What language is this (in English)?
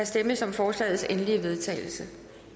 Danish